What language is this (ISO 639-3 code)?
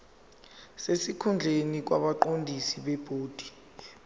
zul